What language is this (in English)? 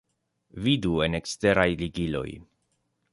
Esperanto